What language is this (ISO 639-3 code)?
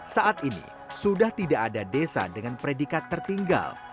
ind